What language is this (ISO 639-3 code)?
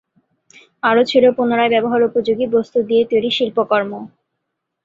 ben